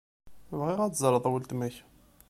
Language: Kabyle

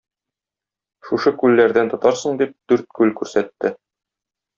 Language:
Tatar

